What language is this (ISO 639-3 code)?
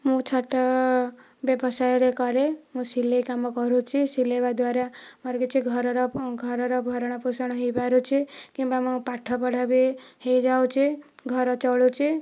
ori